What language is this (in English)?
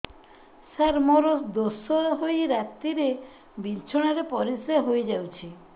Odia